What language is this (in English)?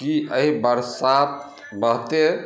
Maithili